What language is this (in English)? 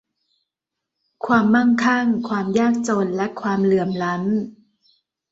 Thai